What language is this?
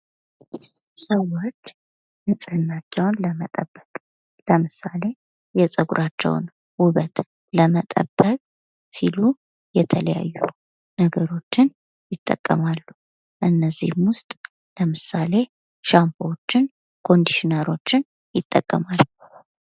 Amharic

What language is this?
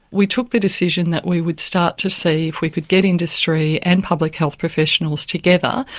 English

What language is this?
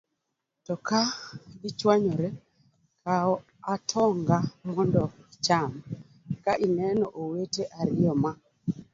Luo (Kenya and Tanzania)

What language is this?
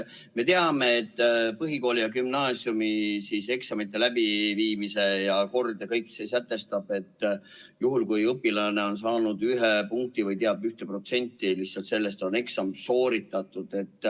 Estonian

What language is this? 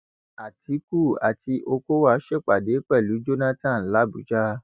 Yoruba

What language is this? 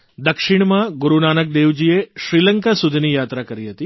Gujarati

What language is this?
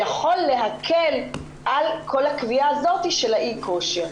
Hebrew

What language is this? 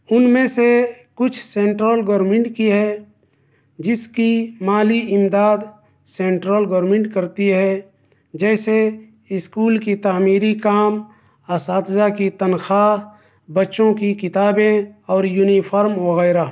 Urdu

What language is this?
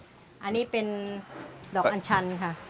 Thai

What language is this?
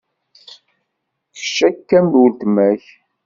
Kabyle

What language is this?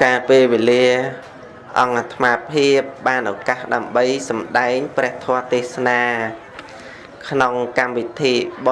Vietnamese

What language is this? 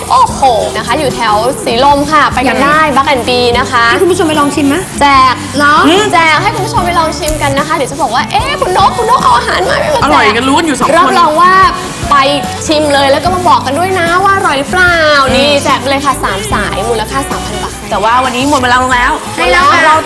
Thai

